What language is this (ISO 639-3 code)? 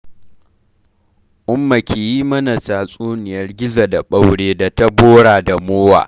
hau